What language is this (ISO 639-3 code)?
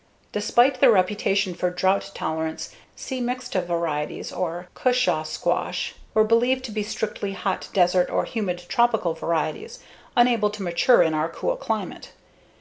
eng